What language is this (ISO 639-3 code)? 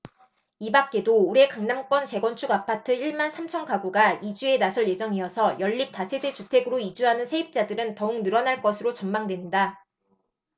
kor